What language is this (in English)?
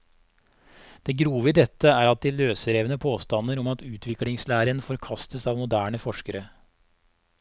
Norwegian